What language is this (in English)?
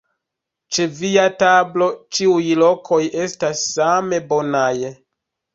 Esperanto